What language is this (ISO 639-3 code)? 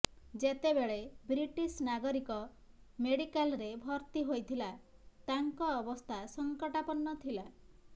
ori